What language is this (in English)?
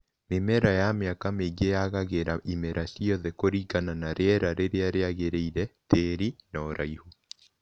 Kikuyu